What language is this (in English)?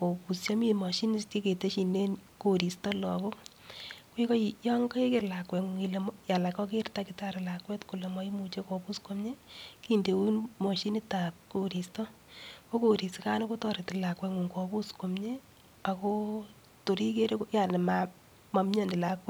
Kalenjin